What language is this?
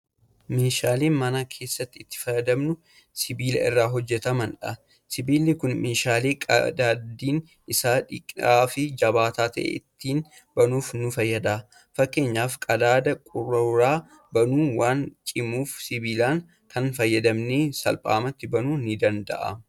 Oromo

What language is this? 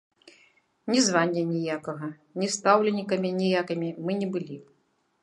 Belarusian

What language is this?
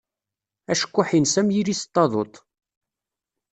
Kabyle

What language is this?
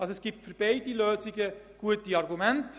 Swiss German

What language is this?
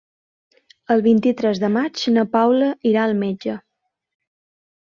Catalan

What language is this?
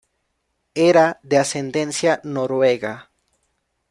Spanish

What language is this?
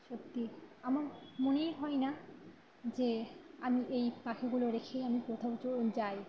Bangla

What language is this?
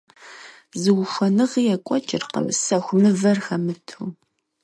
Kabardian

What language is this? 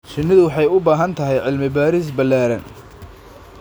Somali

